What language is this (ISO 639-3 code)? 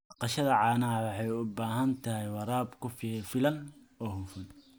som